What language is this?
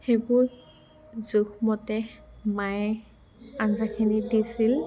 Assamese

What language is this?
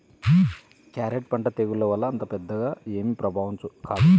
Telugu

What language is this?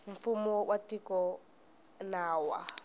Tsonga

